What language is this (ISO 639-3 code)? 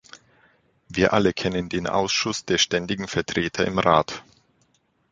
deu